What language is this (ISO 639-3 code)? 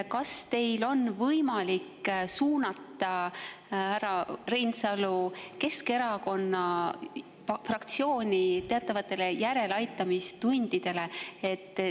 est